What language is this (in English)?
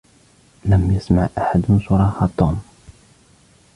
Arabic